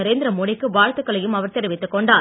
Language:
Tamil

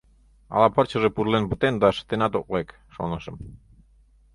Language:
Mari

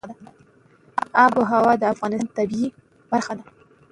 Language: Pashto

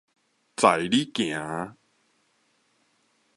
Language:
Min Nan Chinese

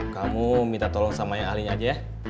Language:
Indonesian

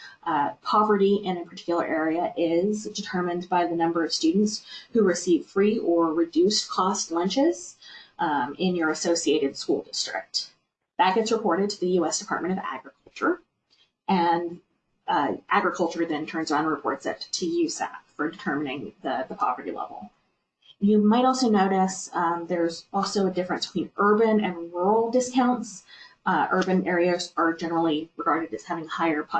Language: English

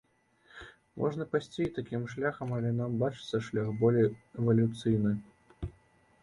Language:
Belarusian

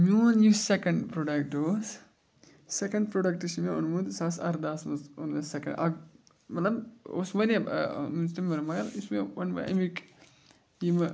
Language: Kashmiri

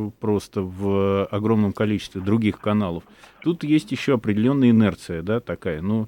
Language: Russian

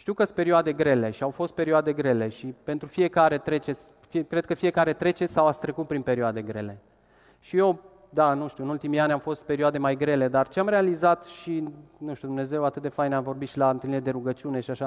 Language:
Romanian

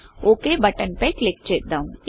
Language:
Telugu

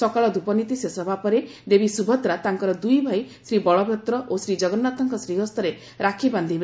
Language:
Odia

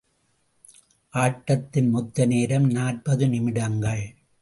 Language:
Tamil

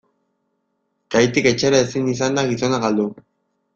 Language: Basque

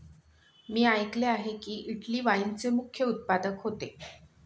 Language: Marathi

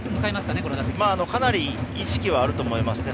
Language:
Japanese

